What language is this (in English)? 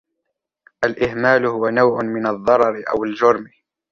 Arabic